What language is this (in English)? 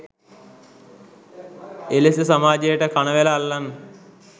Sinhala